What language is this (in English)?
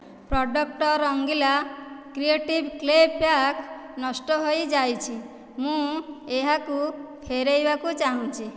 Odia